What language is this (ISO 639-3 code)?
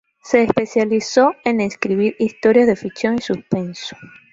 spa